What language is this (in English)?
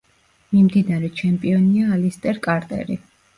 Georgian